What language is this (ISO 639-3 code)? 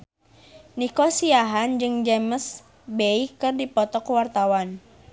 sun